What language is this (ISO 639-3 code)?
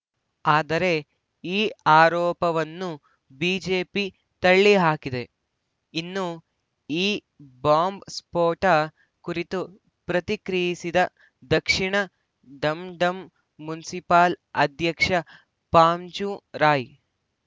kan